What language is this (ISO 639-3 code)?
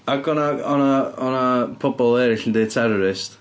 cym